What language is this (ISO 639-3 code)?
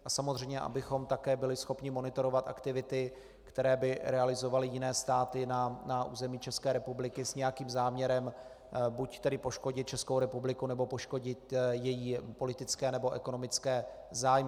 ces